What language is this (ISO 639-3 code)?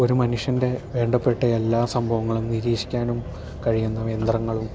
mal